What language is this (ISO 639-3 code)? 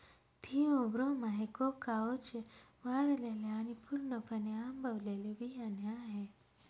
mar